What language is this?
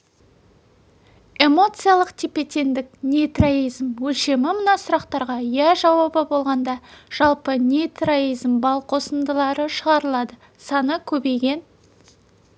Kazakh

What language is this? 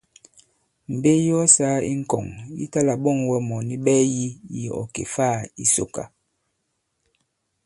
Bankon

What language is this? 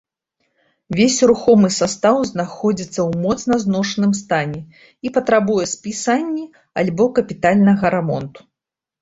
Belarusian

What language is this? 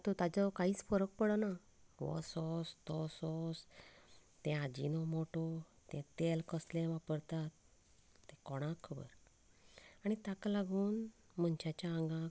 Konkani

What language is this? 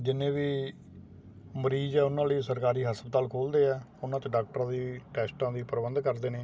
Punjabi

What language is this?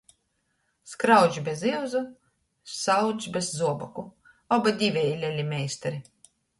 Latgalian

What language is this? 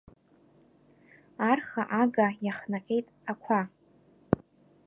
Abkhazian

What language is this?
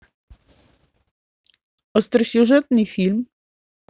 Russian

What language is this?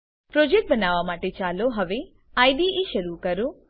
Gujarati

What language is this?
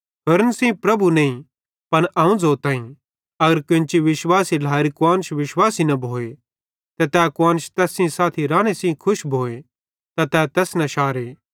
Bhadrawahi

